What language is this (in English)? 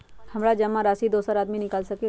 Magahi